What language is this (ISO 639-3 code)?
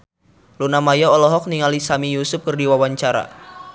sun